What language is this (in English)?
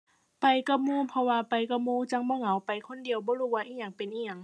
Thai